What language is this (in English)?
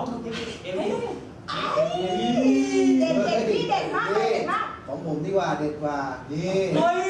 Thai